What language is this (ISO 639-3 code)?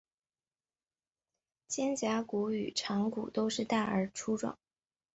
zho